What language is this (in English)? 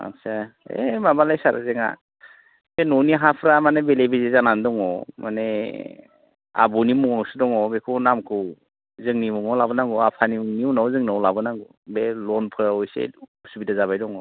Bodo